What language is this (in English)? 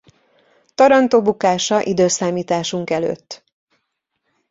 Hungarian